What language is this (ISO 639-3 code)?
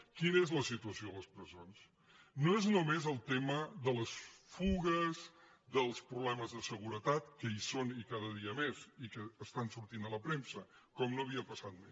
cat